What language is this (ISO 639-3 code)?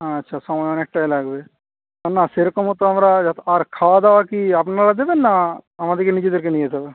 ben